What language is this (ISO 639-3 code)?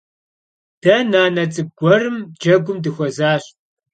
kbd